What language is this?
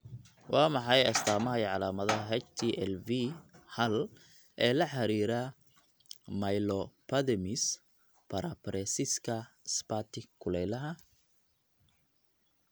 Somali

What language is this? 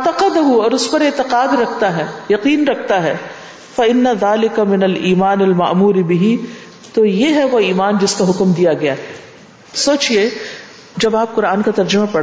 Urdu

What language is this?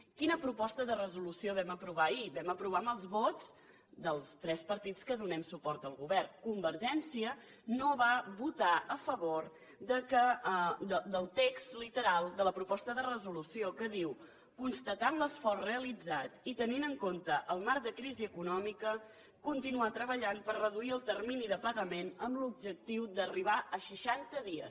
Catalan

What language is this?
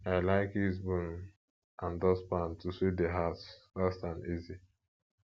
Nigerian Pidgin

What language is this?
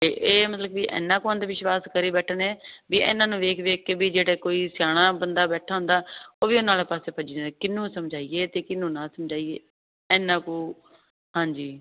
Punjabi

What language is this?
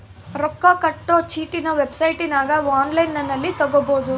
Kannada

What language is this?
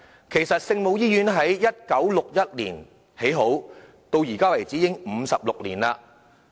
Cantonese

